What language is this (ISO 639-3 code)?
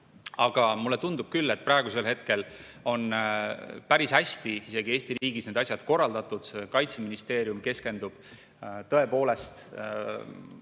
est